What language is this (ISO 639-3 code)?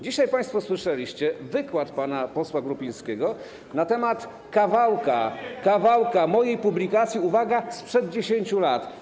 pol